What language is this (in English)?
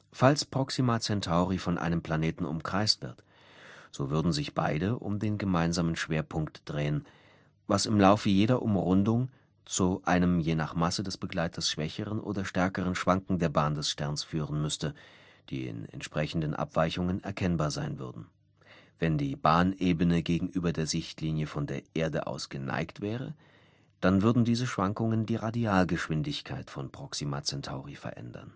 German